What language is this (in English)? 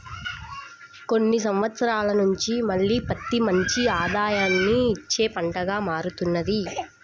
Telugu